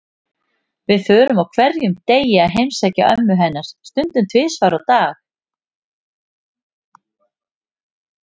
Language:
Icelandic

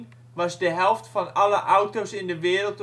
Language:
Dutch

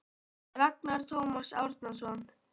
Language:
Icelandic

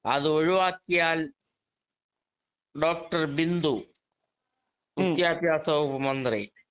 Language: Malayalam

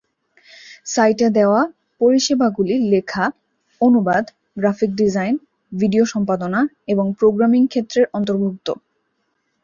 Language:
Bangla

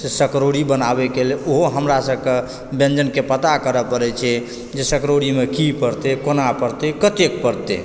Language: Maithili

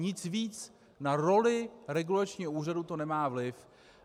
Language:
Czech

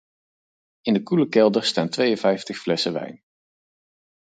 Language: Dutch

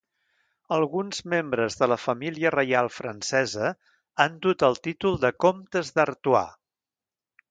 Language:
Catalan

